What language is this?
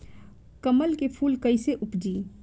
Bhojpuri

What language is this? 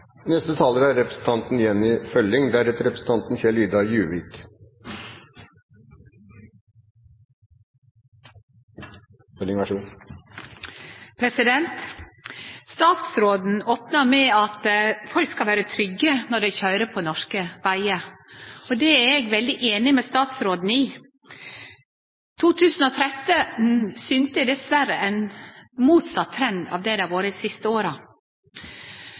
Norwegian Nynorsk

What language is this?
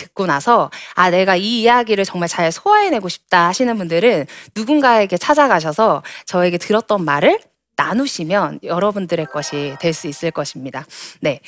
Korean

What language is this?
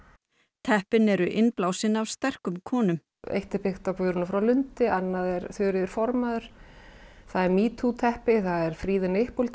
Icelandic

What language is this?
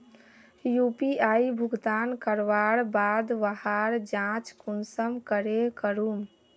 Magahi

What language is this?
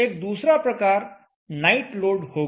Hindi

